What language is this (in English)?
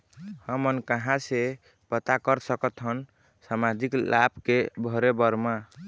Chhattisgarhi